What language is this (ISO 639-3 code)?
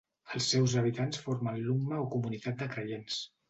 cat